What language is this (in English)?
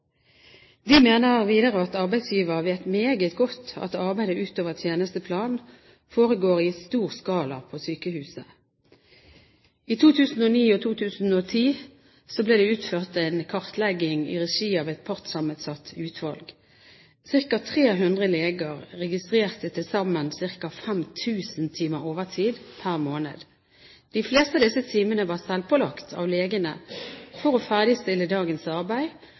Norwegian Bokmål